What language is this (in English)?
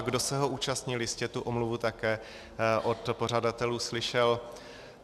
Czech